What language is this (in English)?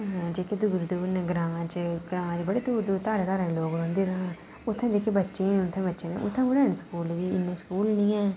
Dogri